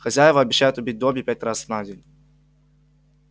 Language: Russian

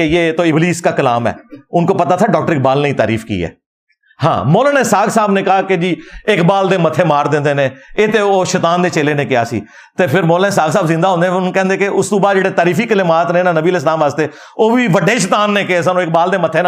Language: Urdu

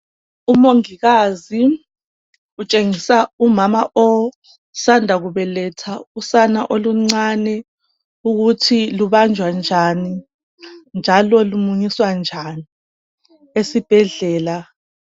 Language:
North Ndebele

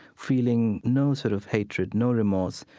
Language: English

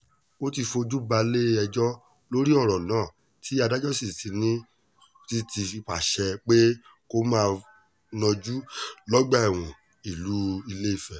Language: Yoruba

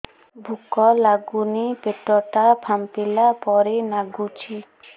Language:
Odia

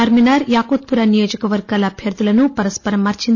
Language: Telugu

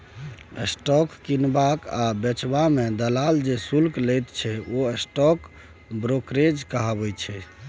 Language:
Maithili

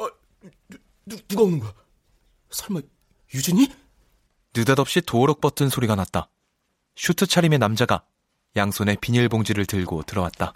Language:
Korean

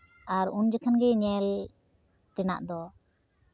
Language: Santali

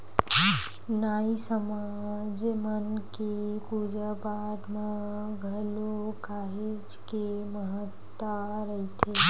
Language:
Chhattisgarhi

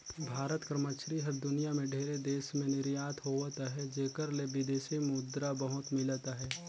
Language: Chhattisgarhi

